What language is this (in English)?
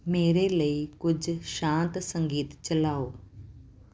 Punjabi